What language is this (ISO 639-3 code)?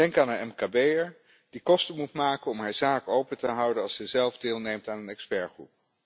nld